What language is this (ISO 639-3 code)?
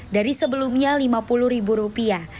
ind